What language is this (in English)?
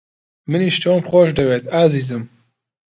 Central Kurdish